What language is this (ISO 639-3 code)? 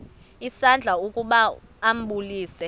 xho